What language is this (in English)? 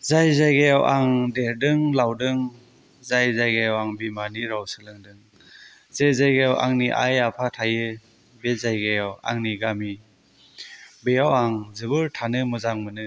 Bodo